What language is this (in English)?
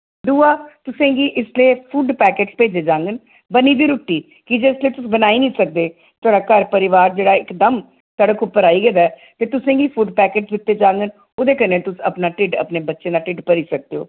Dogri